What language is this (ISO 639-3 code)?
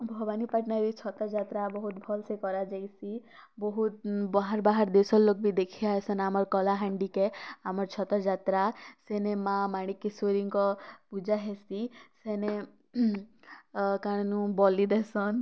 ori